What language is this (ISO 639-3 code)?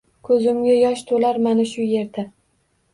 uzb